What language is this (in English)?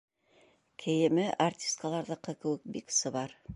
Bashkir